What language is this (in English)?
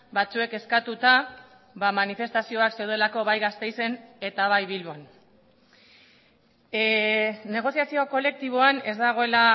Basque